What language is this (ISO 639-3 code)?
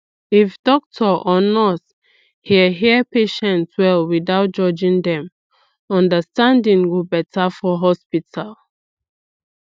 pcm